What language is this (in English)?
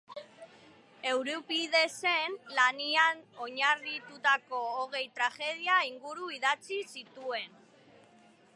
Basque